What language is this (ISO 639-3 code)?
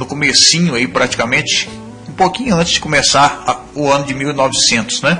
por